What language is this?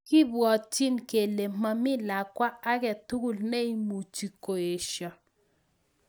Kalenjin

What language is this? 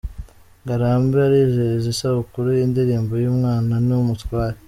Kinyarwanda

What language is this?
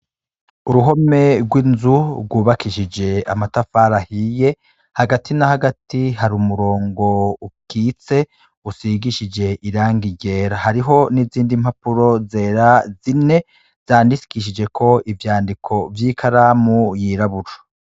Rundi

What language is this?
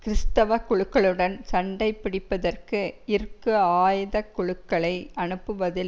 Tamil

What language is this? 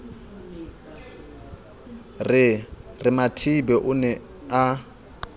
Southern Sotho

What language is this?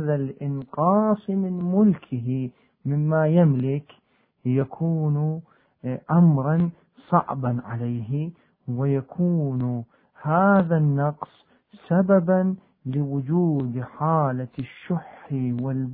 Arabic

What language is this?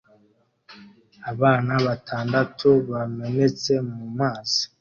Kinyarwanda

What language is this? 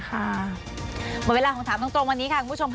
Thai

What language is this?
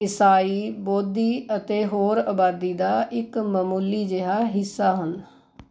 Punjabi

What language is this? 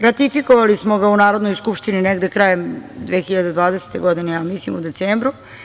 Serbian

